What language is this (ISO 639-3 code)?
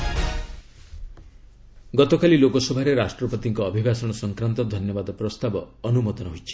ori